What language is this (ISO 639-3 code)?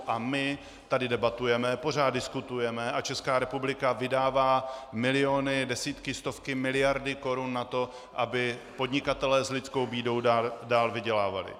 ces